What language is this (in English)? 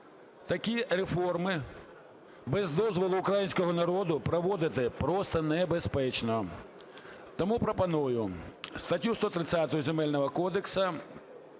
Ukrainian